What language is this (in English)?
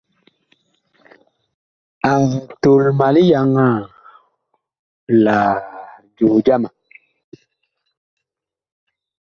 Bakoko